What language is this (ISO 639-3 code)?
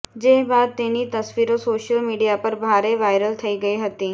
guj